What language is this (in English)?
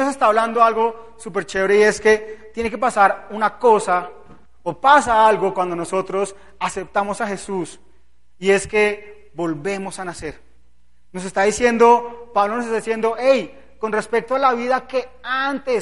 Spanish